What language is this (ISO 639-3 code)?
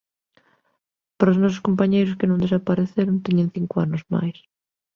glg